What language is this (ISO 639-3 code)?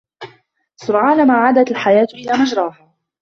ara